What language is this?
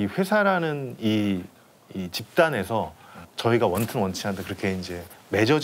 Korean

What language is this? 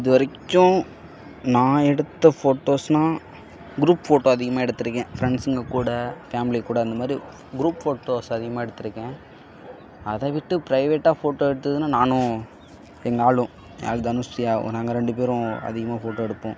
Tamil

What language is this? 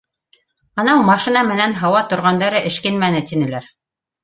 Bashkir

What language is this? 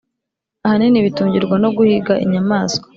Kinyarwanda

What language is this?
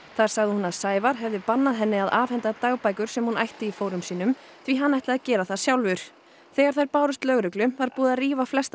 Icelandic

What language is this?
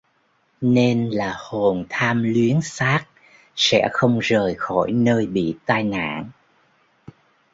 Vietnamese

